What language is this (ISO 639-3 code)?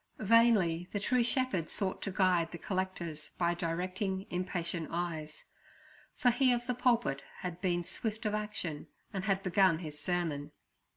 eng